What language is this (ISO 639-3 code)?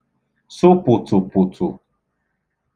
ibo